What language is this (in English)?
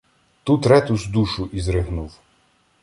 Ukrainian